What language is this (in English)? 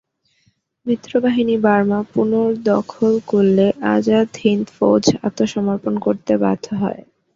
Bangla